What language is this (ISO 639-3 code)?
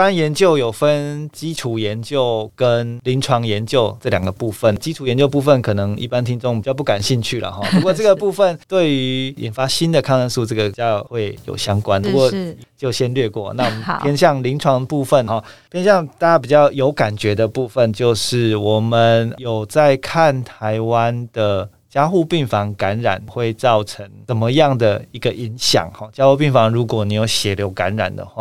zho